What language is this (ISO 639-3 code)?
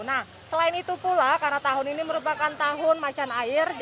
ind